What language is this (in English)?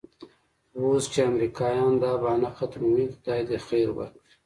Pashto